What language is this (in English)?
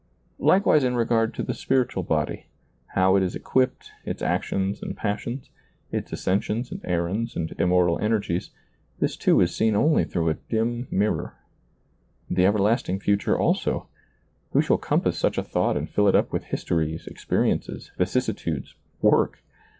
English